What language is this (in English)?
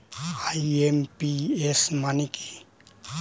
Bangla